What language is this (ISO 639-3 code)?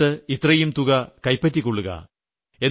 mal